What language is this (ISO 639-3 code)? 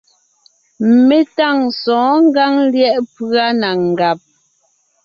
nnh